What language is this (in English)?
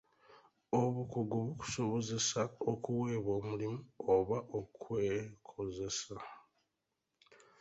Ganda